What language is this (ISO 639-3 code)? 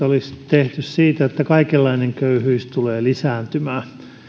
fin